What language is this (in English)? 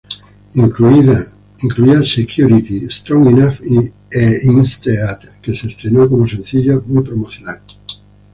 Spanish